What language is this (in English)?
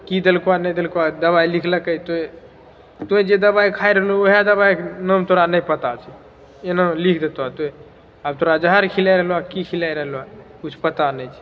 Maithili